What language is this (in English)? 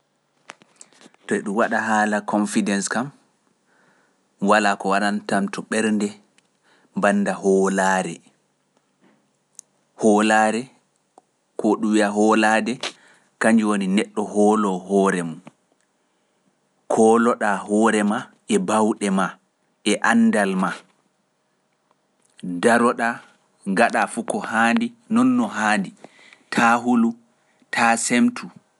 Pular